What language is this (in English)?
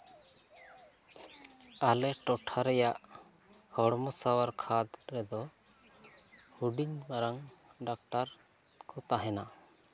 Santali